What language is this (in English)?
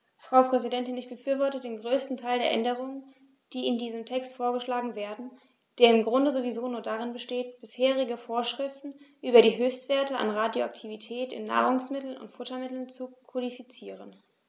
German